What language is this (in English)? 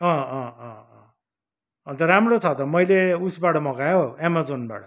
Nepali